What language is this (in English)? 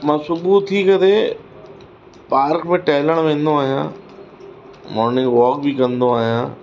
Sindhi